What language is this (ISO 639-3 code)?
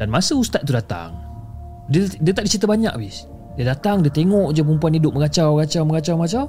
msa